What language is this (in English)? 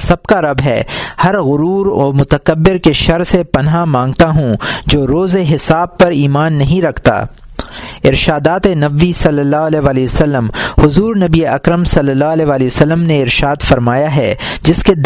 Urdu